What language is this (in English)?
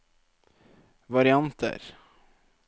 Norwegian